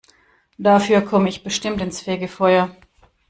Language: German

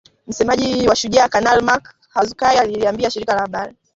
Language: Swahili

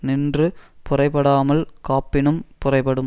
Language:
Tamil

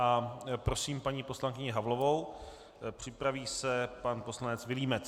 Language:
Czech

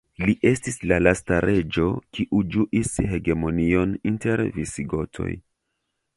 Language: Esperanto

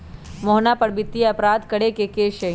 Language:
Magahi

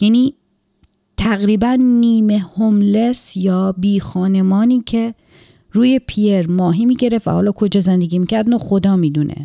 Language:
Persian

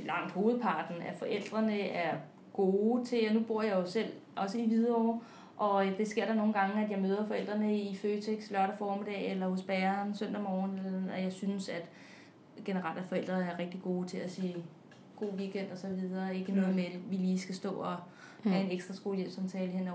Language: Danish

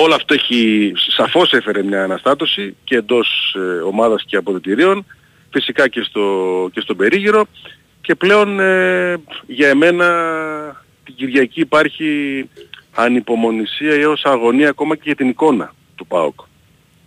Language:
Greek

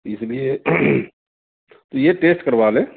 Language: Urdu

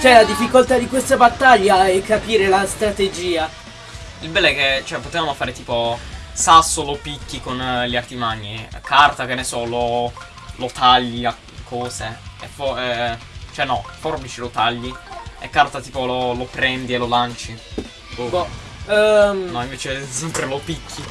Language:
Italian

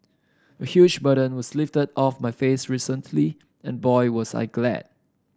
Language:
English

